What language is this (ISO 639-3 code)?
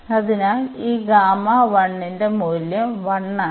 mal